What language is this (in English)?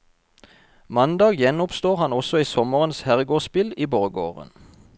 Norwegian